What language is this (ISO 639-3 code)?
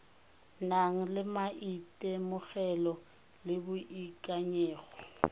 tsn